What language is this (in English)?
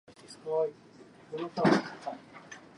Japanese